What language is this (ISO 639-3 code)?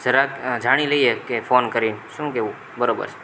guj